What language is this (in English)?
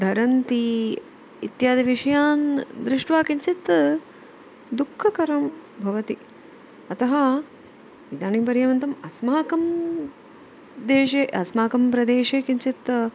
Sanskrit